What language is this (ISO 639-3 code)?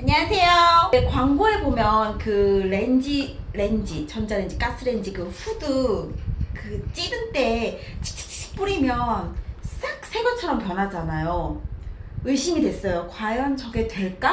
kor